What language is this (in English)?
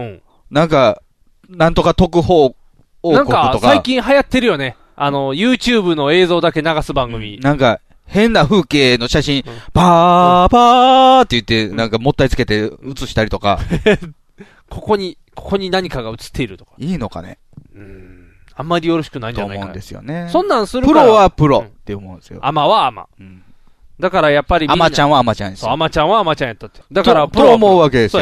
Japanese